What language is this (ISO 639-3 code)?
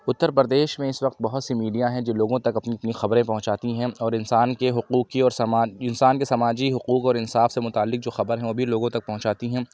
urd